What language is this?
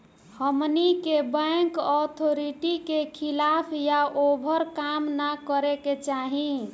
Bhojpuri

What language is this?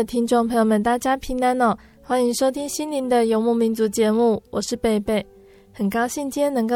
Chinese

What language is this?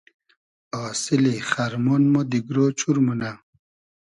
Hazaragi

